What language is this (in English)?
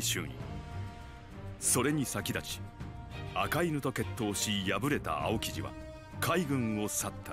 Italian